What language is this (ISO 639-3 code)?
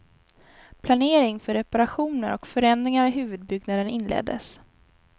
swe